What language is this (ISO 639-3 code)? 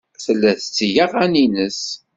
kab